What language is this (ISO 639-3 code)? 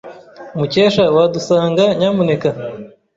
kin